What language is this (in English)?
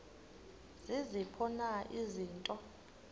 Xhosa